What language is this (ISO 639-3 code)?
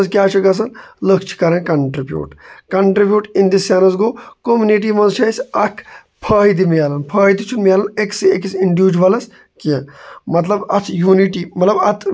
kas